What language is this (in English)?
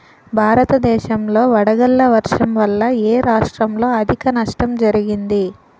Telugu